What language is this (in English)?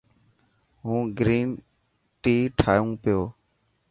Dhatki